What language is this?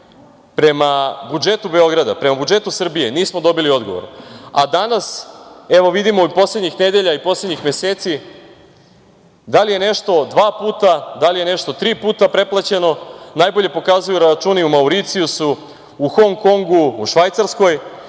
Serbian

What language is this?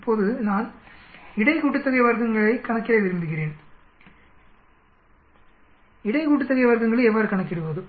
Tamil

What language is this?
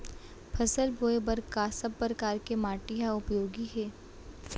Chhattisgarhi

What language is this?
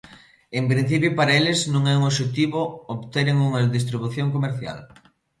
Galician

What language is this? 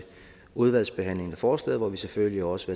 Danish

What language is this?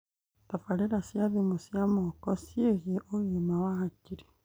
Kikuyu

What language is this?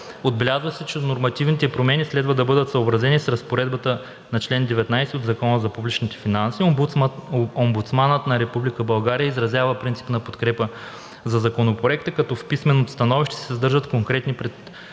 Bulgarian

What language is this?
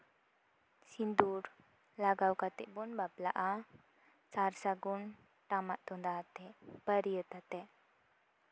Santali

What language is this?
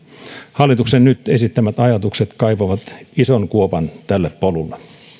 Finnish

